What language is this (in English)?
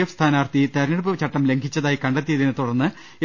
Malayalam